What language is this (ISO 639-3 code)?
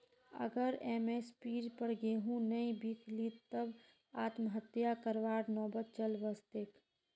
mag